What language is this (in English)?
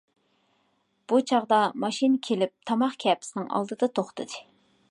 Uyghur